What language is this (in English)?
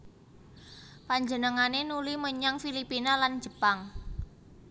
Javanese